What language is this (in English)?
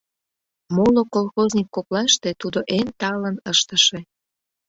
Mari